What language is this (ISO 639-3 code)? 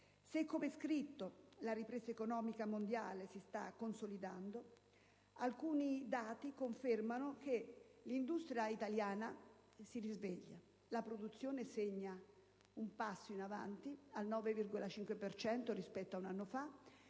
ita